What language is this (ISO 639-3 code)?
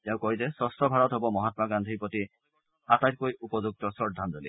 asm